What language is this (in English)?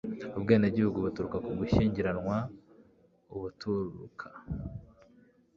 Kinyarwanda